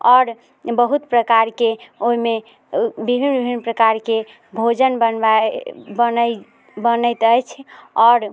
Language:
Maithili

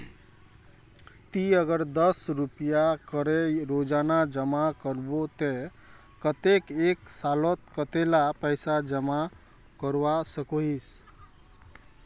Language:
Magahi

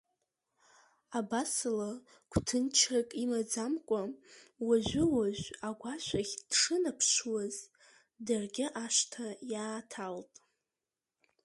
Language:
Abkhazian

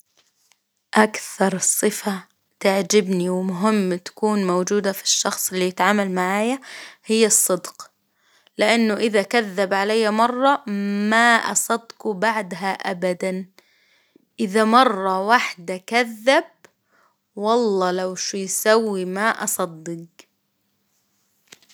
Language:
Hijazi Arabic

